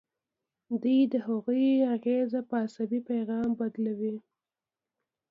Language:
Pashto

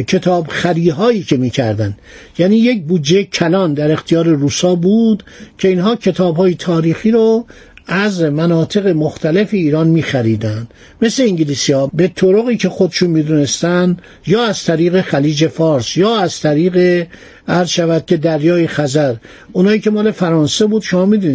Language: Persian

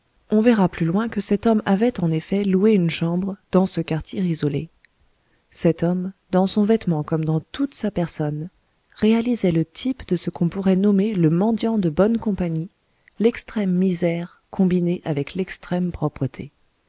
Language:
French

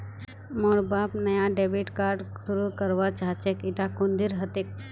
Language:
Magahi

